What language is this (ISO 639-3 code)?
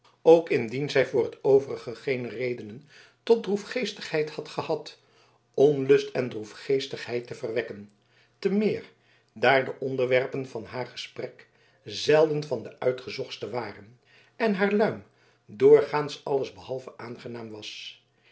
nld